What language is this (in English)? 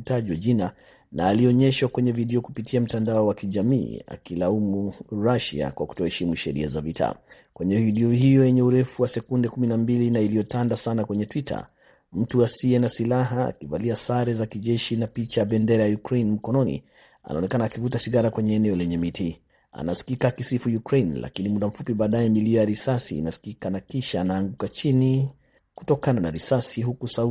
Swahili